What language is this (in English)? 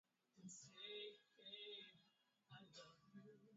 Swahili